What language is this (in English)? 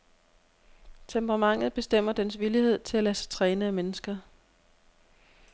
Danish